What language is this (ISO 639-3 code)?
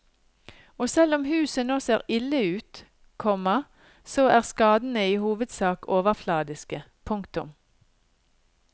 nor